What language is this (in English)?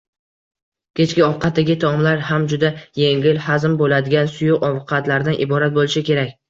Uzbek